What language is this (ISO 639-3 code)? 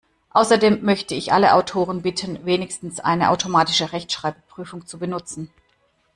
deu